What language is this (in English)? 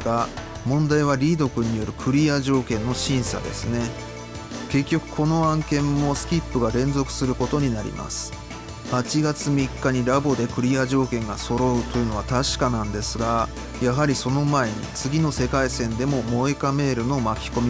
Japanese